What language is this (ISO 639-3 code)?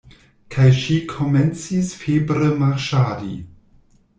epo